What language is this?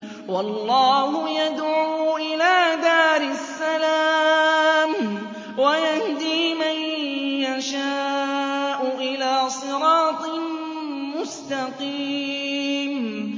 Arabic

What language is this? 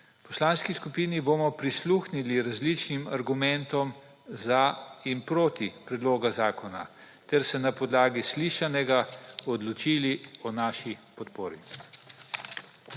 Slovenian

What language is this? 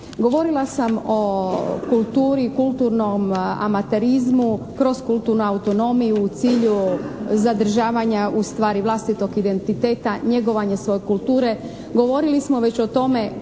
Croatian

